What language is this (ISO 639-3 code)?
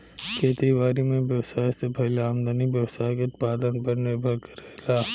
bho